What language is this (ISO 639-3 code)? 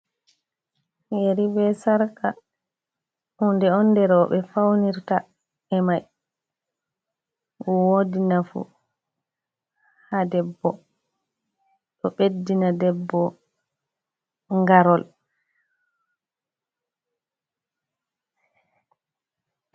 ful